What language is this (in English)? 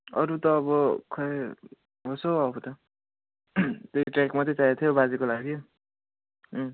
Nepali